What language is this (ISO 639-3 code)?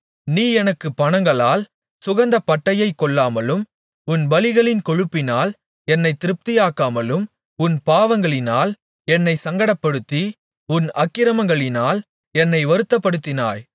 tam